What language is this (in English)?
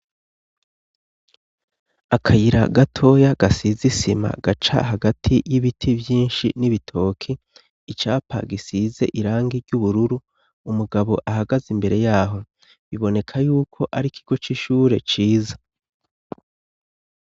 Rundi